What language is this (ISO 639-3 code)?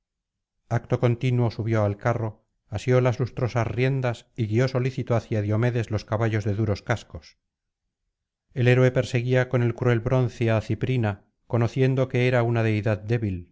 spa